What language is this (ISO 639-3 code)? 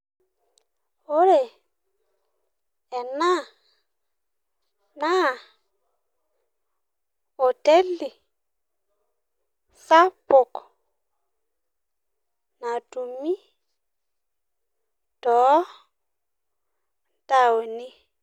mas